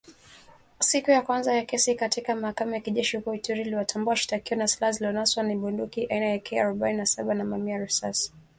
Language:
Swahili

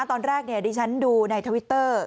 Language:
Thai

